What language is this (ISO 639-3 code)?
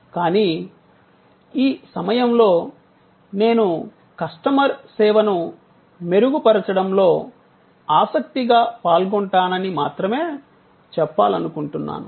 tel